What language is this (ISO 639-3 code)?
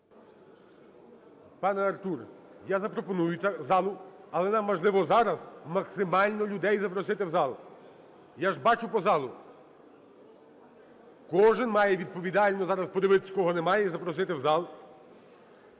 ukr